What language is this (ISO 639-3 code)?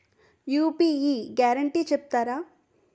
tel